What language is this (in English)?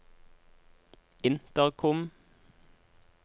Norwegian